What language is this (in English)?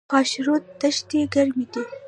Pashto